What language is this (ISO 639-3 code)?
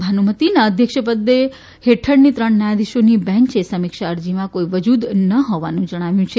guj